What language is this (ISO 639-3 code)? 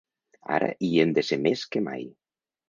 cat